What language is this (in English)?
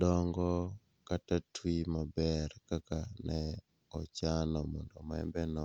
Luo (Kenya and Tanzania)